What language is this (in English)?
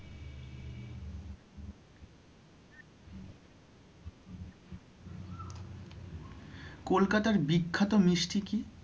Bangla